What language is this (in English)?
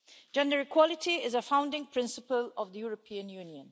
English